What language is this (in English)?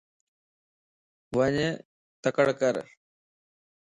Lasi